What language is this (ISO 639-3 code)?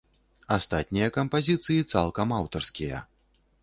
bel